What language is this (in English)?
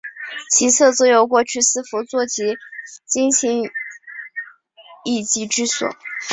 Chinese